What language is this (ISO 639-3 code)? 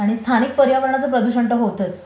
mar